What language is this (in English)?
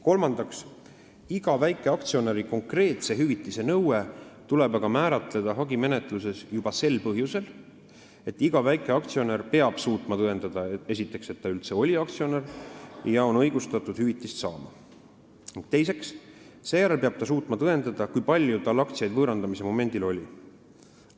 Estonian